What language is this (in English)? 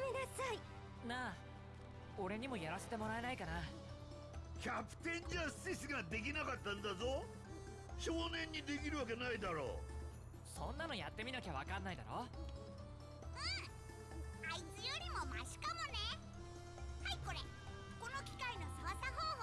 Thai